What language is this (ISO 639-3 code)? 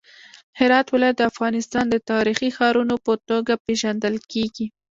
pus